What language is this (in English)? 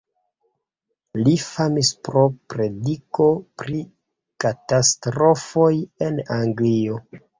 Esperanto